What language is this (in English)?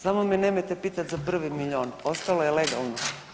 Croatian